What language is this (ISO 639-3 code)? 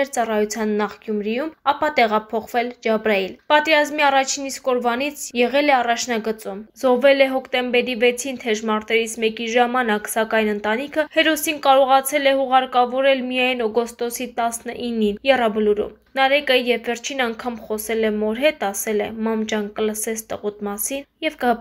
ron